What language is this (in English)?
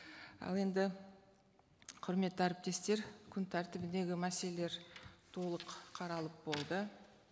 Kazakh